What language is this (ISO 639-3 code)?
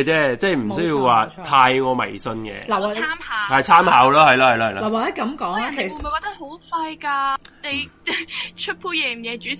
zho